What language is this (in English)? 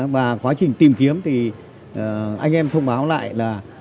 Vietnamese